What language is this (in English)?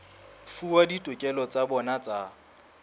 Southern Sotho